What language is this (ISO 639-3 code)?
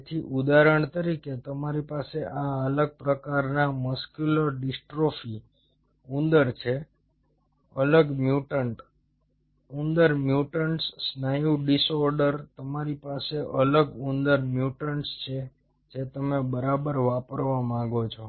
guj